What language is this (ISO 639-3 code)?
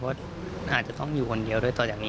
tha